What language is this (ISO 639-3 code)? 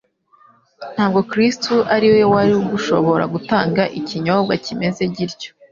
kin